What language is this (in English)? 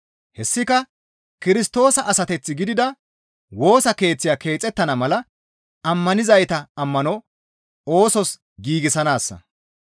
Gamo